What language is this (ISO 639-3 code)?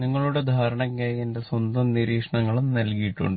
mal